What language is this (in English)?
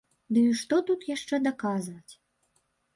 Belarusian